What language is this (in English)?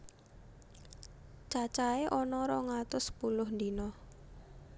Javanese